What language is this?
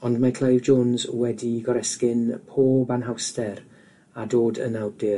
Welsh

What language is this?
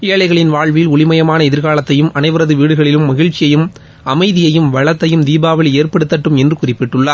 Tamil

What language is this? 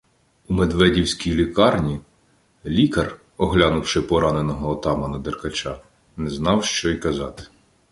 Ukrainian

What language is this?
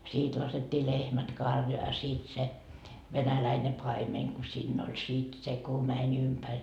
Finnish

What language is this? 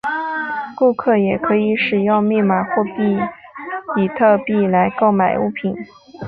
Chinese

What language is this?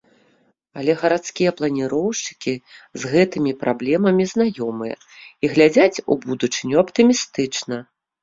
Belarusian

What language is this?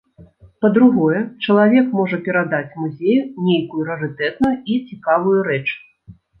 Belarusian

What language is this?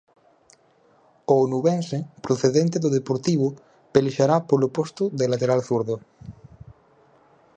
Galician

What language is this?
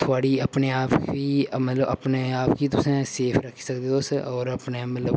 Dogri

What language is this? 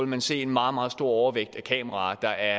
Danish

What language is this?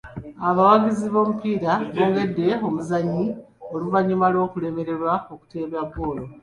Ganda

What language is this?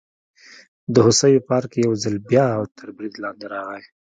Pashto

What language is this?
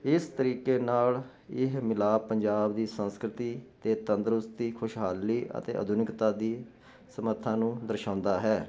Punjabi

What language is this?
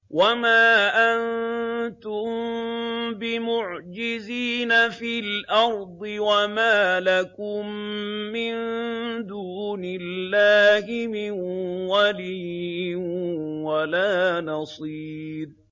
Arabic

